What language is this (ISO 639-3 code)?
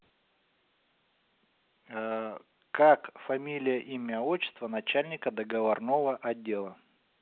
rus